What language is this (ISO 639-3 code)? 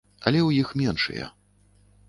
bel